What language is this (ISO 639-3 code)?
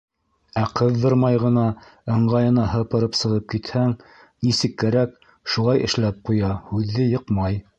bak